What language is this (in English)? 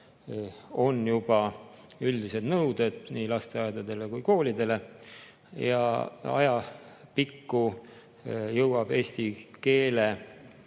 Estonian